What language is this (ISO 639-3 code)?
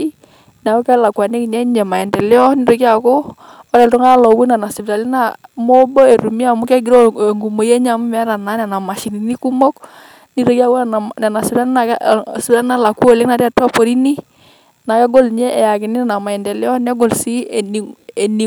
mas